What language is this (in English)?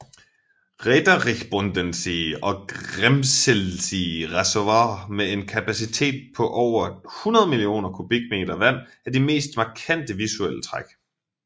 Danish